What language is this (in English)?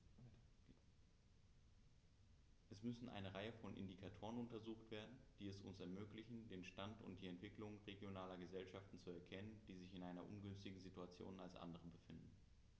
German